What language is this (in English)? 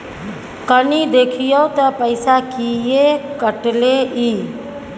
Maithili